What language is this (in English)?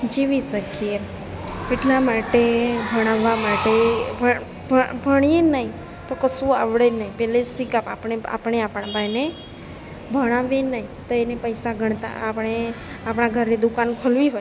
Gujarati